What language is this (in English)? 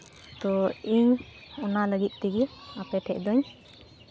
Santali